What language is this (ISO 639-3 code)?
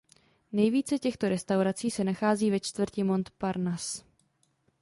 ces